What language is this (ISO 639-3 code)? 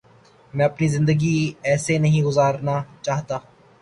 urd